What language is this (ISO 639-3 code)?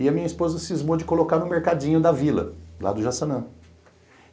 por